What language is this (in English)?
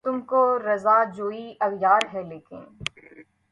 Urdu